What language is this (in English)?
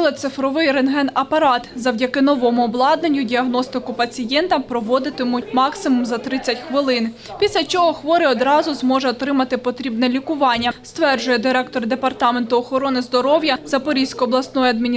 Ukrainian